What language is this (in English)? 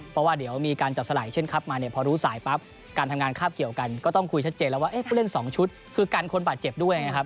Thai